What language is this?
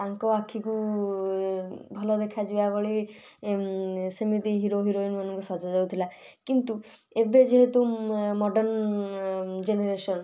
Odia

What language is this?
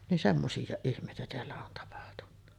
Finnish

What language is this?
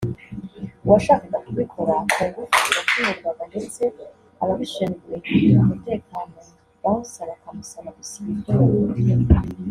Kinyarwanda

